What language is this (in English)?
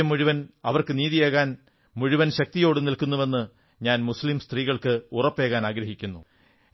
Malayalam